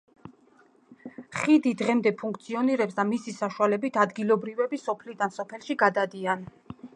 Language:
Georgian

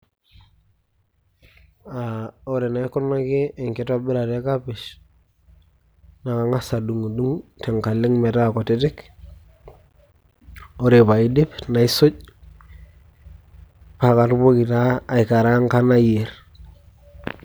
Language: Masai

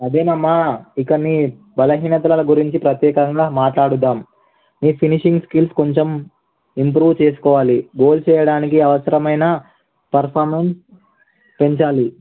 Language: Telugu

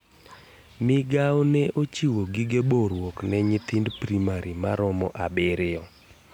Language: Luo (Kenya and Tanzania)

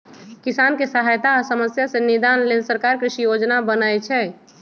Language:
Magahi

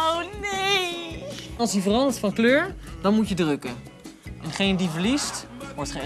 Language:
Dutch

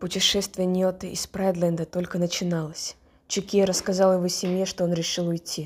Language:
Russian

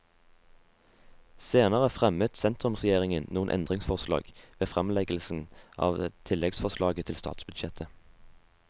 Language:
Norwegian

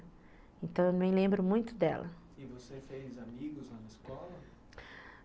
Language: Portuguese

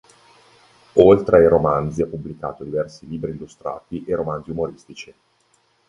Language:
Italian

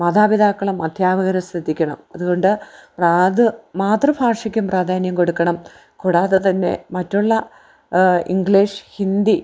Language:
Malayalam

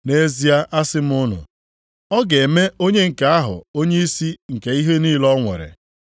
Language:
Igbo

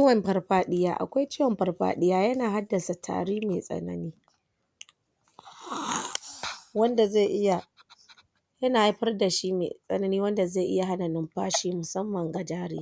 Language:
Hausa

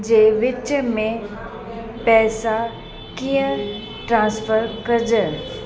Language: Sindhi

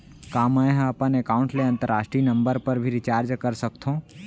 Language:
Chhattisgarhi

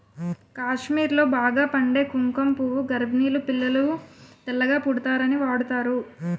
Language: Telugu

